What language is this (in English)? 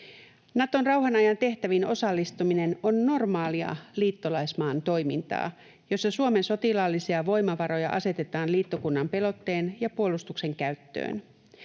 Finnish